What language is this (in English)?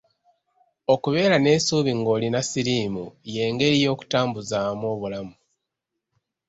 Ganda